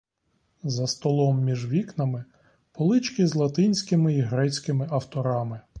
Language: Ukrainian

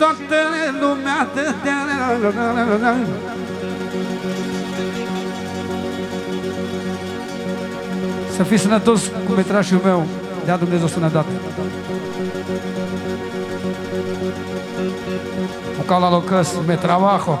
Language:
Romanian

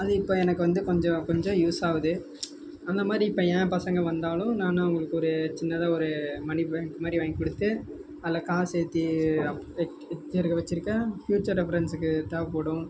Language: Tamil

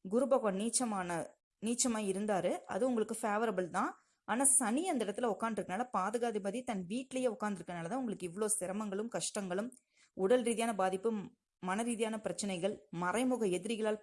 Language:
Tamil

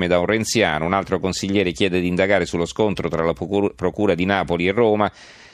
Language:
Italian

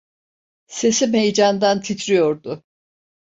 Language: Turkish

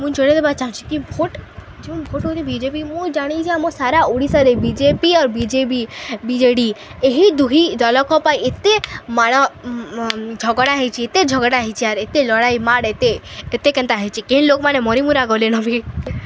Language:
Odia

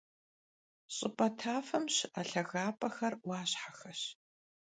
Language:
Kabardian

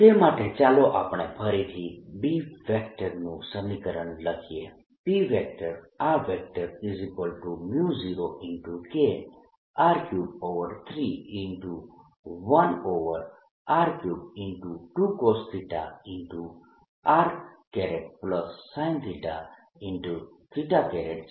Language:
Gujarati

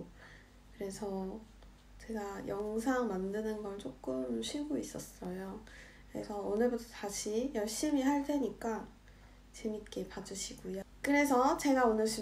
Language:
Korean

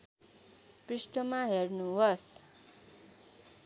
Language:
Nepali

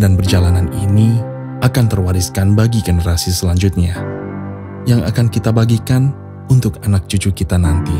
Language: Indonesian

